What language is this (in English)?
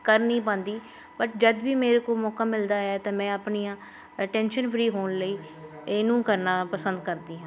Punjabi